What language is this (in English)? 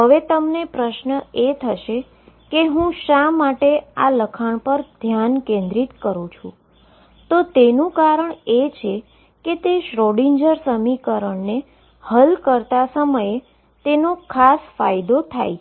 Gujarati